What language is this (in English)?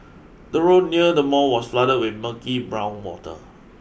English